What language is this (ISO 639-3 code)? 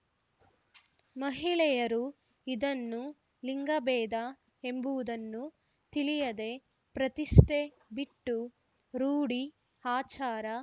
kan